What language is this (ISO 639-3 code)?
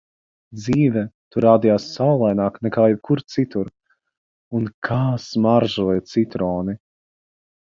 lav